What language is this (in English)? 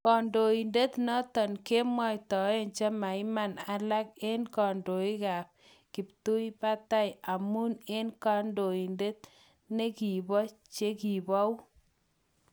Kalenjin